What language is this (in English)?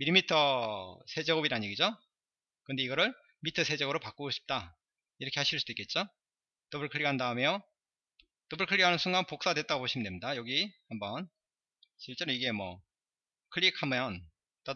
Korean